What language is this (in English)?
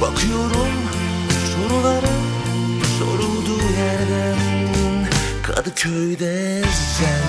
Turkish